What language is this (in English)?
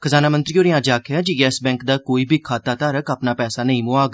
Dogri